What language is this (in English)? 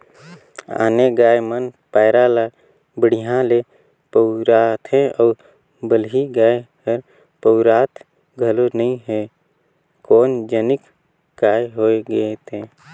Chhattisgarhi